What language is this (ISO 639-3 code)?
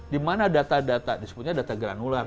ind